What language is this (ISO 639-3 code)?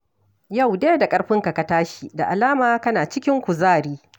hau